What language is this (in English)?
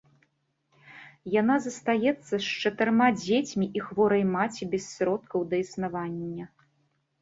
Belarusian